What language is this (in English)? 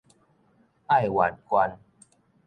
Min Nan Chinese